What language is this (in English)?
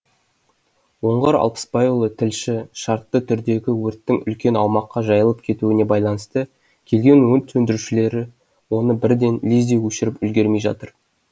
Kazakh